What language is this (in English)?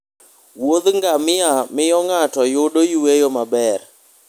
Luo (Kenya and Tanzania)